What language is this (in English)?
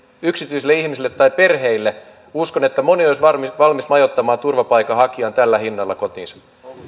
Finnish